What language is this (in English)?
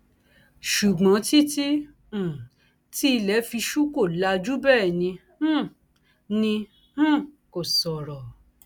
Yoruba